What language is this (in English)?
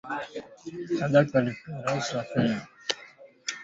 Swahili